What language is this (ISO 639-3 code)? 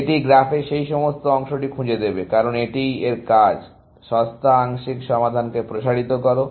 ben